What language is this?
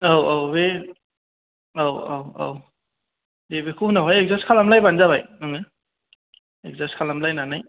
Bodo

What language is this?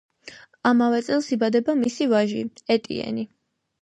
Georgian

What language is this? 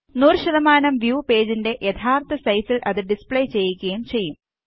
Malayalam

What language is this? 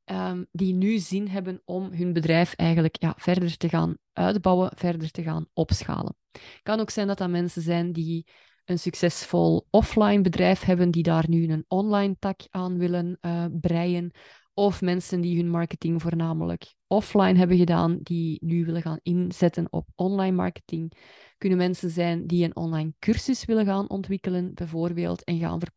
Dutch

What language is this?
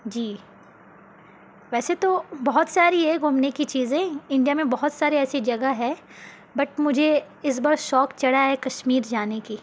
Urdu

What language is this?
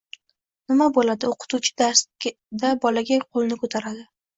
Uzbek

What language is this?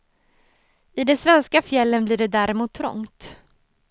Swedish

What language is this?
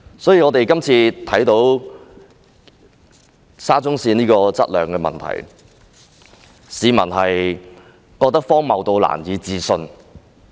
Cantonese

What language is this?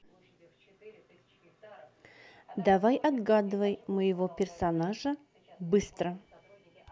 Russian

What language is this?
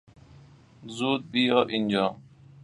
Persian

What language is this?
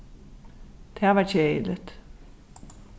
Faroese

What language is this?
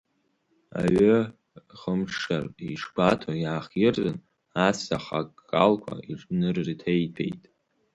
Abkhazian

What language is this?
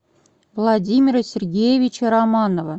Russian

